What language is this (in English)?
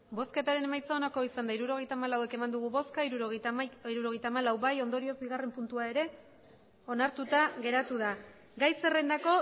Basque